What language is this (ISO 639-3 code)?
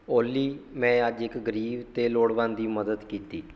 pan